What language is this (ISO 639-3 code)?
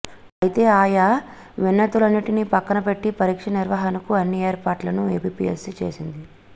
tel